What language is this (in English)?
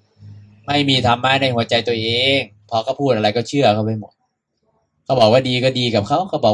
Thai